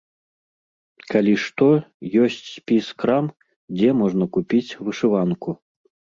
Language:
Belarusian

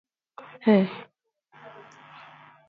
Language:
English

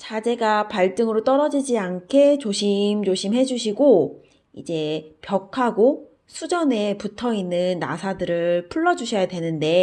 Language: Korean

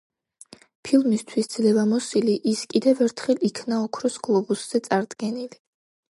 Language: Georgian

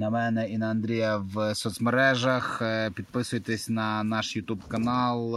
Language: Ukrainian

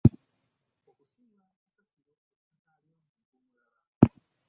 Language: Ganda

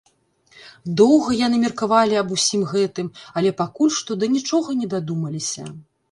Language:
Belarusian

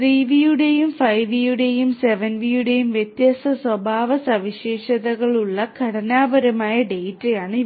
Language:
Malayalam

